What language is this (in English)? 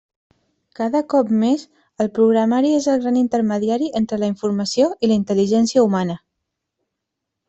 Catalan